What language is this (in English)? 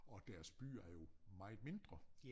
Danish